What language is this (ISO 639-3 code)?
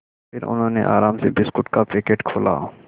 hin